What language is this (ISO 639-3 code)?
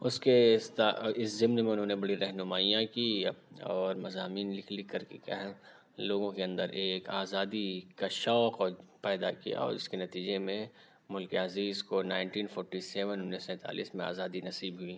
urd